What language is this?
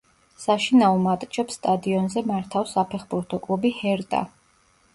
Georgian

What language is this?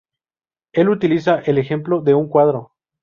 Spanish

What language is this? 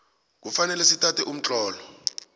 South Ndebele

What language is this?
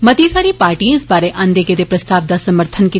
Dogri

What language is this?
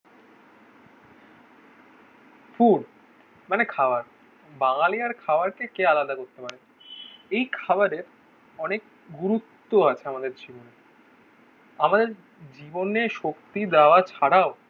Bangla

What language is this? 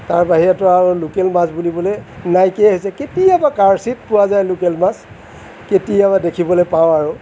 Assamese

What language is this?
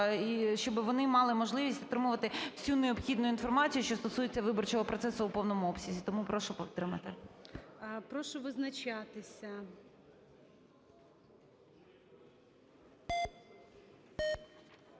Ukrainian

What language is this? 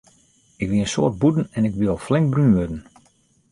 Western Frisian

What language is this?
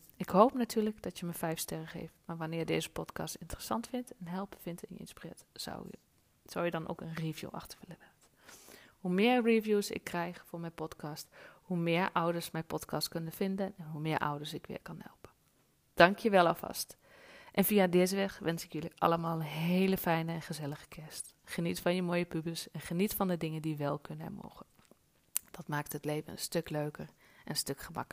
Dutch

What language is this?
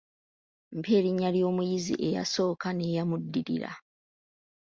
Ganda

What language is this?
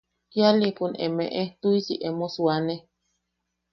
Yaqui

